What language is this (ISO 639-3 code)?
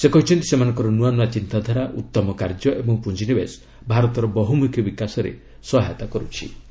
ori